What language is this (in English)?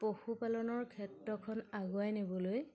Assamese